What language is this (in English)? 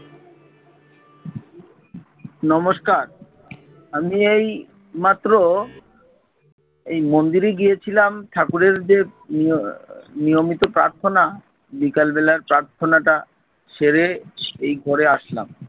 Bangla